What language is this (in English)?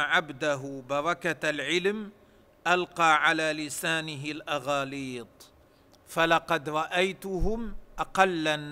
Arabic